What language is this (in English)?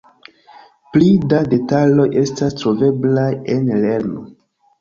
Esperanto